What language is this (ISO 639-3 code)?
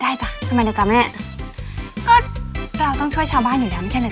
tha